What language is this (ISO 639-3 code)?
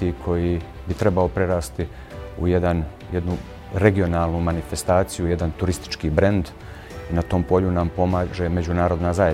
hrv